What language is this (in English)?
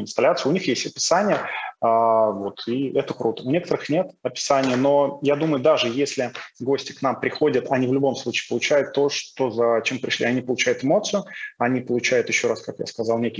Russian